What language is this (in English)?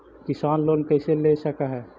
Magahi